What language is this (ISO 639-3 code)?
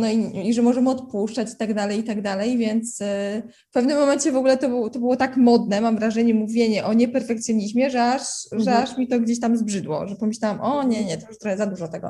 pol